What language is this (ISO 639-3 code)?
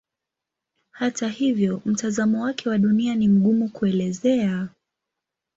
swa